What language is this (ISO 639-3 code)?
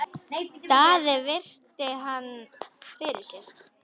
isl